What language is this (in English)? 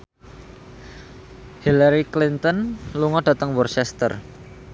Javanese